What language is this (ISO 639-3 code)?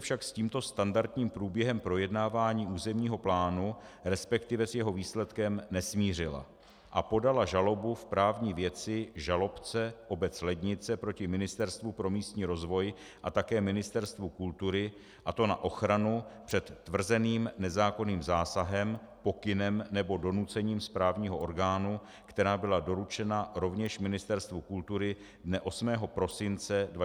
ces